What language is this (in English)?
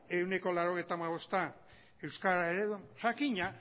Basque